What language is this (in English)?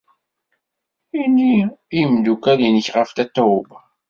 Kabyle